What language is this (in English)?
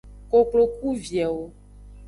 Aja (Benin)